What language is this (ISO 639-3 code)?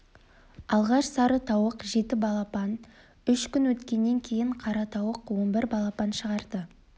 kaz